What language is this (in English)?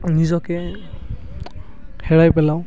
Assamese